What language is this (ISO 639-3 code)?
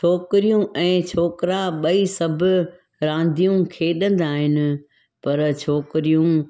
snd